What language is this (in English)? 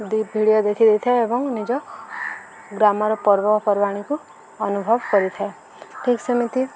Odia